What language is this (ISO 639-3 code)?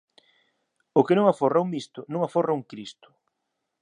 glg